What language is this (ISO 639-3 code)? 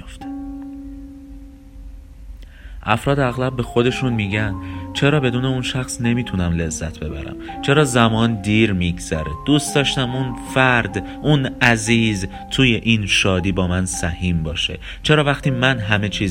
fas